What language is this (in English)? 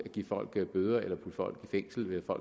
Danish